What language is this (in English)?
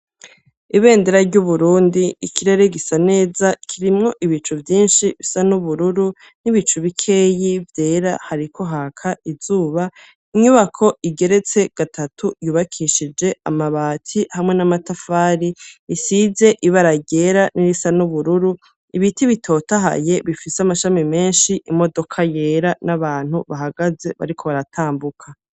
Rundi